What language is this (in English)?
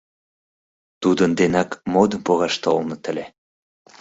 Mari